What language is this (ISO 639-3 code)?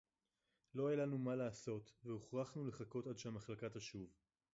heb